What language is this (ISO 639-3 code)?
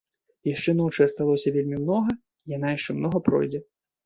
bel